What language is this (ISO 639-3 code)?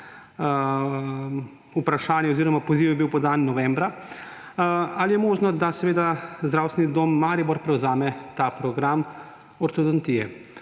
slv